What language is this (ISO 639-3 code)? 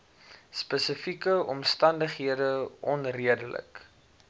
afr